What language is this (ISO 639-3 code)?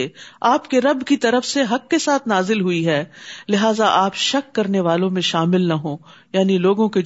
urd